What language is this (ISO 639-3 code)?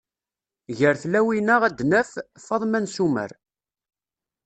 kab